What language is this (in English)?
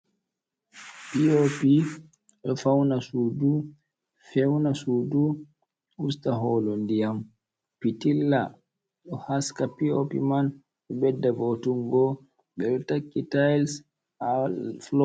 Fula